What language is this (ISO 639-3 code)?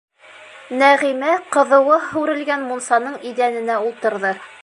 bak